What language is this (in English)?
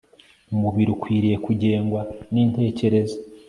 Kinyarwanda